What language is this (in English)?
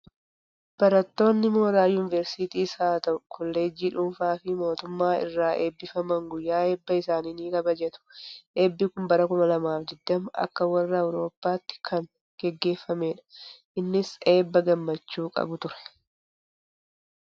Oromo